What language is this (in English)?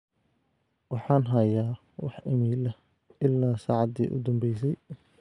Somali